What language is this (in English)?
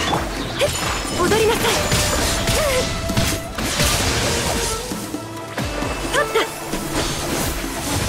Japanese